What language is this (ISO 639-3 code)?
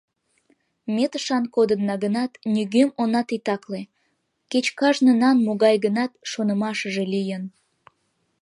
chm